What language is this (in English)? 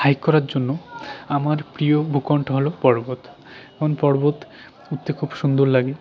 Bangla